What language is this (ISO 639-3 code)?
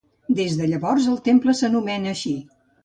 cat